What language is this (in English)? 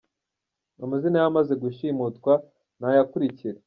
Kinyarwanda